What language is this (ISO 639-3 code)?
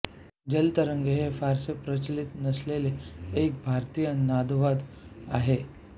mar